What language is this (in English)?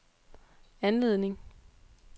Danish